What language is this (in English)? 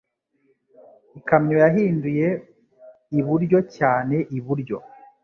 Kinyarwanda